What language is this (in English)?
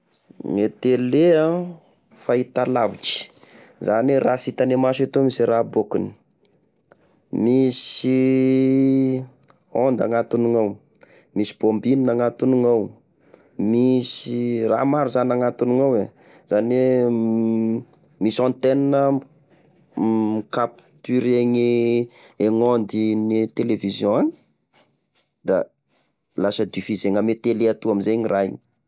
Tesaka Malagasy